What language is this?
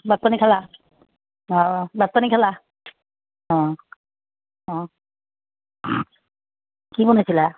Assamese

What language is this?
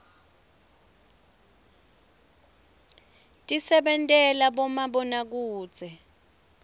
Swati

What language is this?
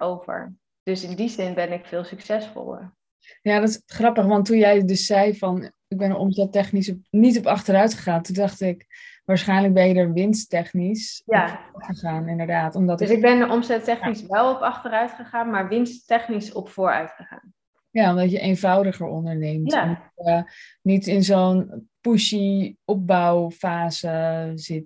Dutch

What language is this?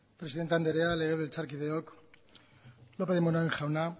Basque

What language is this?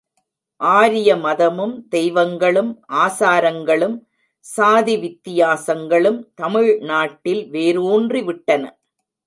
Tamil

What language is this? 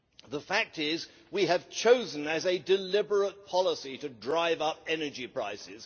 English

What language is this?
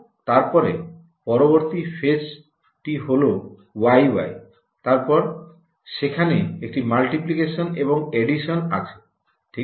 Bangla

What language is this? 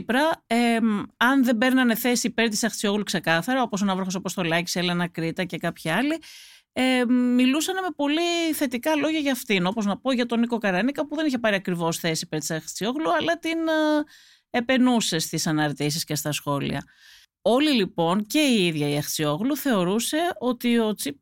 Greek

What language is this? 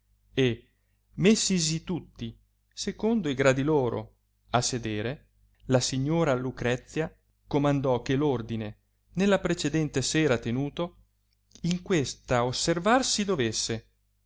Italian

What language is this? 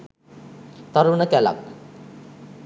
Sinhala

